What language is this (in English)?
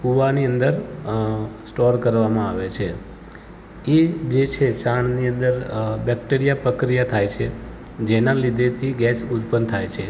Gujarati